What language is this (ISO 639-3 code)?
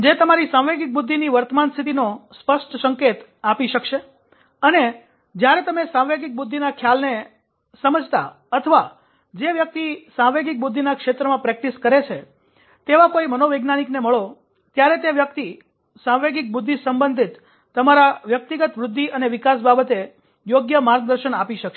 guj